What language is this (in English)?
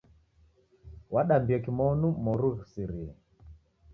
Taita